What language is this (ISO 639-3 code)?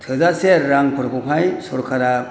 brx